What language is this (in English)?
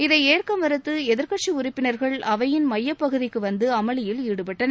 Tamil